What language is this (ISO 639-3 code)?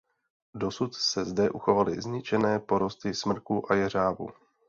ces